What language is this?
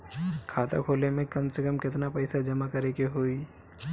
Bhojpuri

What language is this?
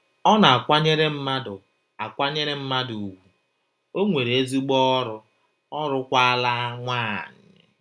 Igbo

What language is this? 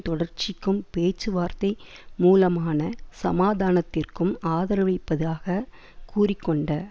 Tamil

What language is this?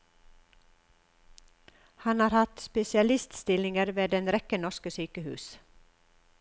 Norwegian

